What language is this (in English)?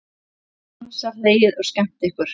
Icelandic